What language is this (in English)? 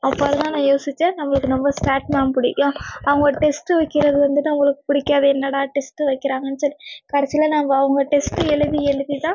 Tamil